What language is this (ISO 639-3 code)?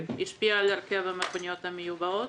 heb